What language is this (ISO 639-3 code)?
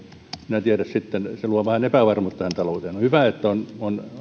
fin